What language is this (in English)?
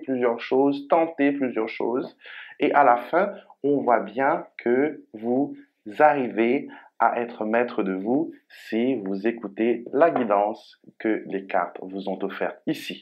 French